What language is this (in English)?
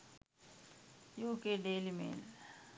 Sinhala